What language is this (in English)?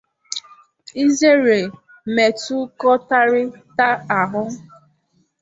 Igbo